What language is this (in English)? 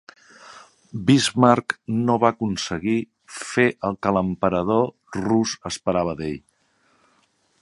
Catalan